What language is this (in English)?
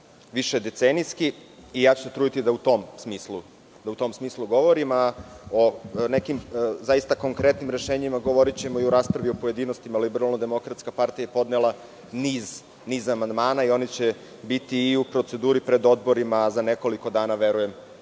Serbian